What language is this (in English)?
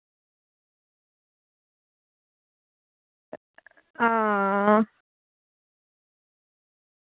Dogri